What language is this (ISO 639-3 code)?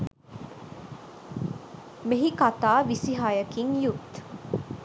sin